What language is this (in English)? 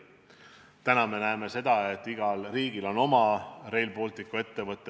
Estonian